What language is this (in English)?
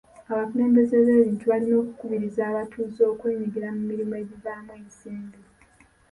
Ganda